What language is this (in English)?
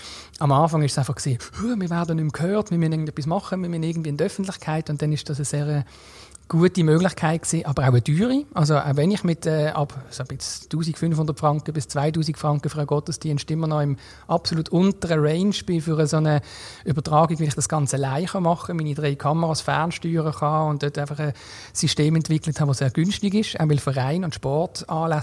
German